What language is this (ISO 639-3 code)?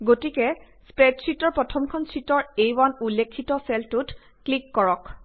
asm